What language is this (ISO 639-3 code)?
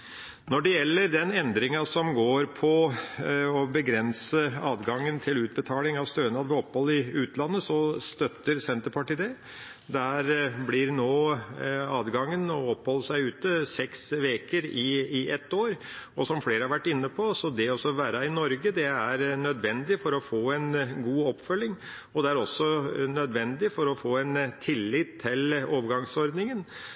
nob